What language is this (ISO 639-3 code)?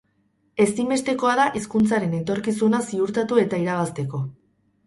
eus